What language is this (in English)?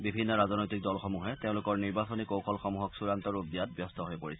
Assamese